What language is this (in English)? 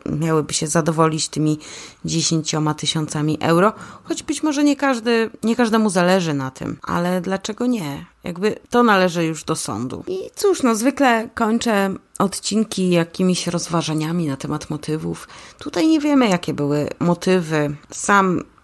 Polish